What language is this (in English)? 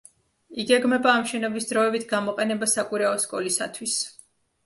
Georgian